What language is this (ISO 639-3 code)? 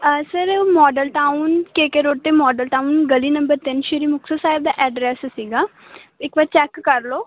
pan